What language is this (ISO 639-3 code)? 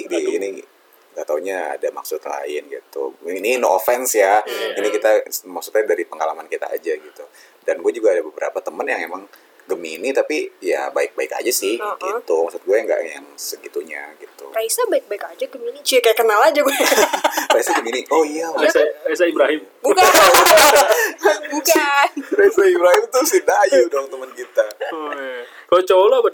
ind